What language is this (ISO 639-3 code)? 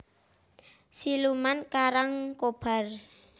jav